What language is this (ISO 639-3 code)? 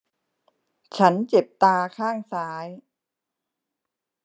tha